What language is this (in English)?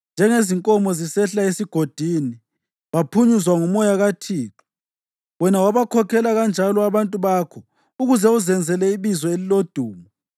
North Ndebele